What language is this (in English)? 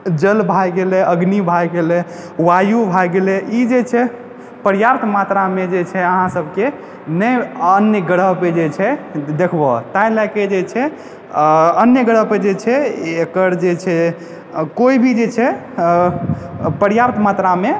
Maithili